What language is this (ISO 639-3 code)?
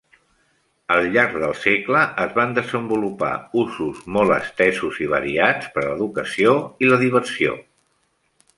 cat